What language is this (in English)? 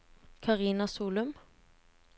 Norwegian